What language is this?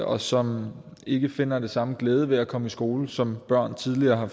Danish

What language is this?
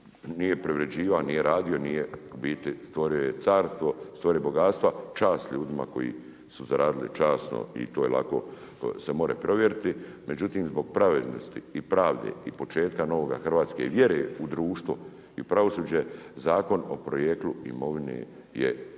Croatian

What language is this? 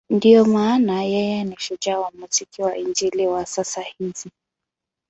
Swahili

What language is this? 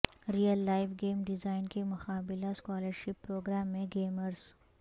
Urdu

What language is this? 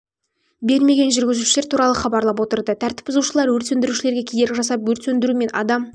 Kazakh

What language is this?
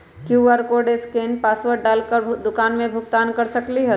Magahi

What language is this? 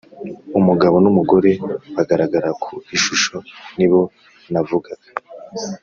Kinyarwanda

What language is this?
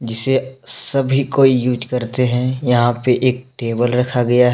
Hindi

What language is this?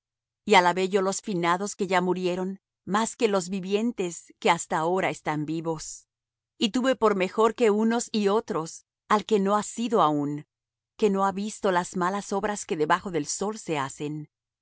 Spanish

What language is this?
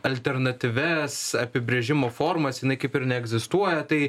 Lithuanian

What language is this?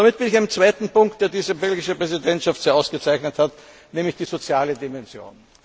German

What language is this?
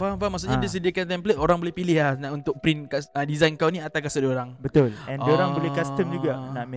Malay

